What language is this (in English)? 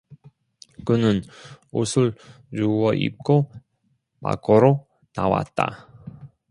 Korean